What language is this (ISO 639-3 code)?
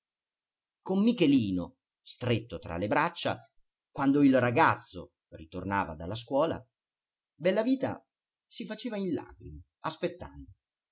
ita